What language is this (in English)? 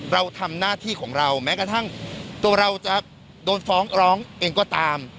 Thai